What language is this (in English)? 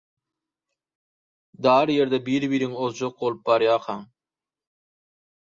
Turkmen